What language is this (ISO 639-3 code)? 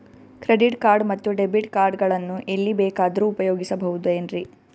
kan